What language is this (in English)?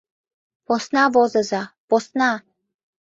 Mari